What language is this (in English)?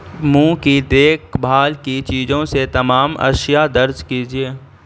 Urdu